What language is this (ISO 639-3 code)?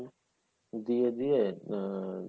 ben